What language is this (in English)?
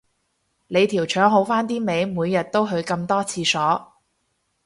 Cantonese